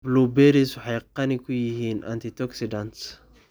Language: Somali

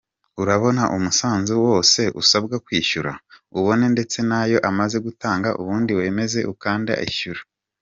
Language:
Kinyarwanda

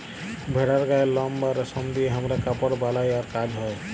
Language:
Bangla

